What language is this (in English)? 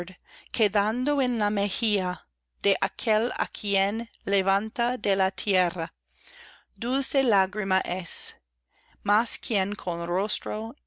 Spanish